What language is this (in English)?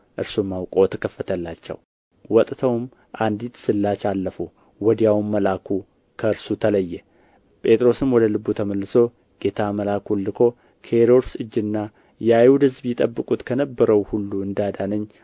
Amharic